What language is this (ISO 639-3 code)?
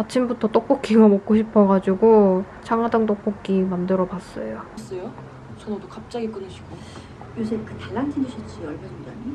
kor